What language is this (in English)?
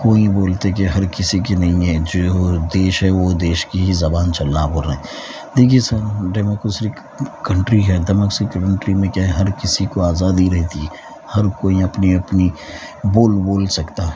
Urdu